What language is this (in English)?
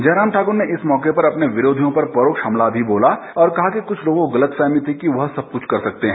Hindi